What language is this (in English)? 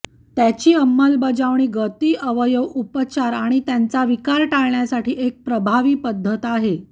Marathi